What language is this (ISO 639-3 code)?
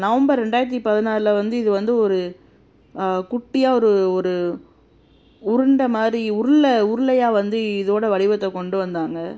tam